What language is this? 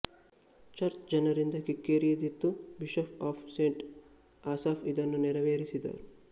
Kannada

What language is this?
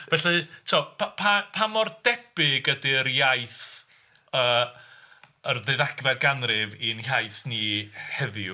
Welsh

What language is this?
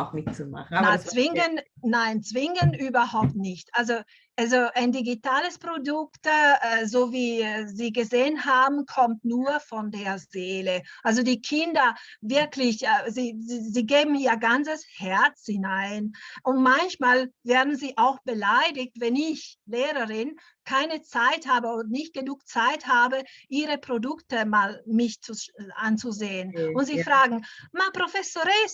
German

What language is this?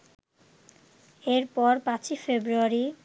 Bangla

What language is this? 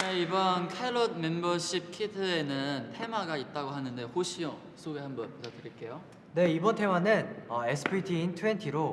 Korean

